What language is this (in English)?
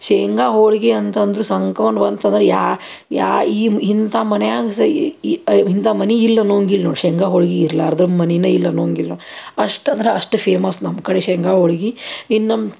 Kannada